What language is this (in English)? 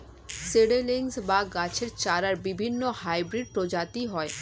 Bangla